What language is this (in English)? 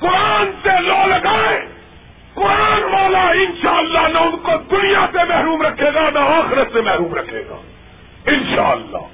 Urdu